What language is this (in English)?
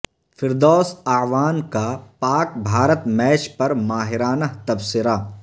Urdu